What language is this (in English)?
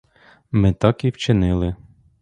Ukrainian